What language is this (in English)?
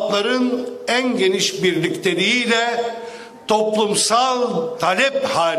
Turkish